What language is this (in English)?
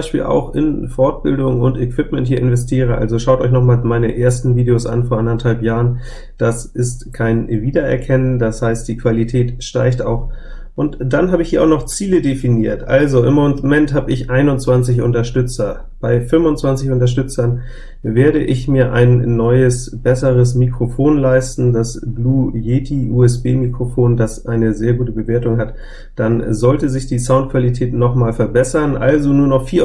German